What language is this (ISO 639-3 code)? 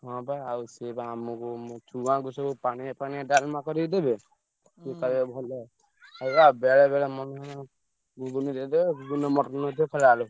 ori